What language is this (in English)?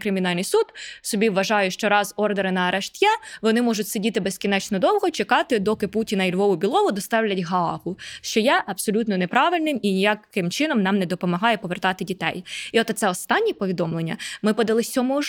Ukrainian